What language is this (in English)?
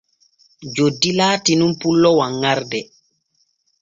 Borgu Fulfulde